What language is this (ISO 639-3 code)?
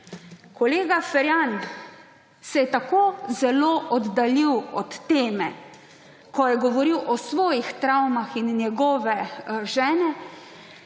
slv